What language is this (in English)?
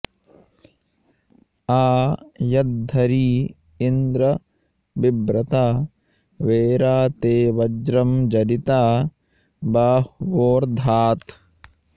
Sanskrit